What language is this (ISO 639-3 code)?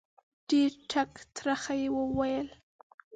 pus